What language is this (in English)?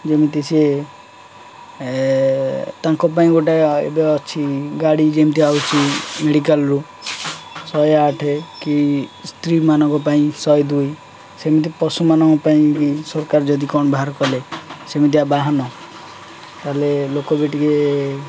Odia